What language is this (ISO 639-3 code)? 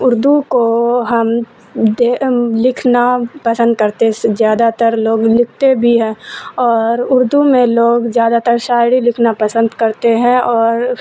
urd